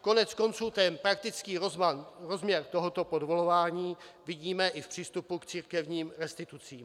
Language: Czech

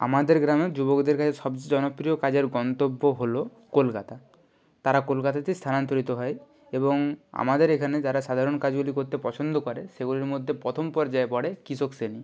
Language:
Bangla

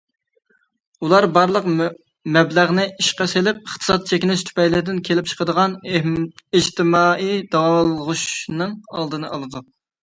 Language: Uyghur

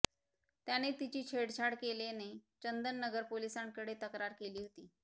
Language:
Marathi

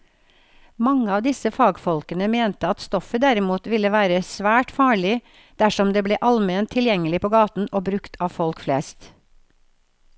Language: Norwegian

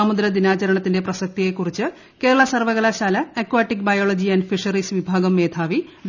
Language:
Malayalam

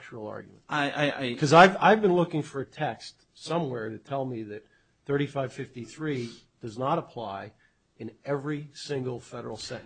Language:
English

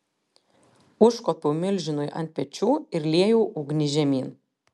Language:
Lithuanian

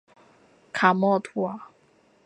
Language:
Chinese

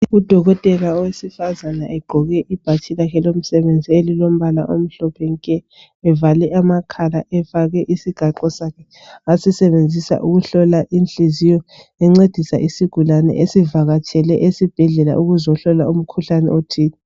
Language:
North Ndebele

